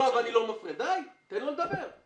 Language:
Hebrew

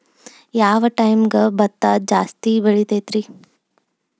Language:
Kannada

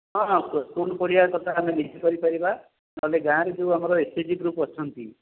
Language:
Odia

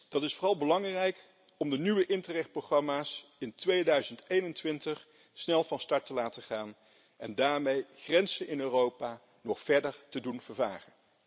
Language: Dutch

